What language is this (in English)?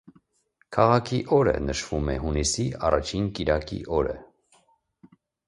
Armenian